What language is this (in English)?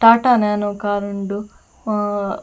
Tulu